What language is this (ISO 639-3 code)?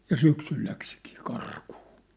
fin